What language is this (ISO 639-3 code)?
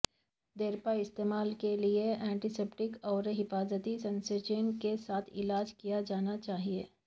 urd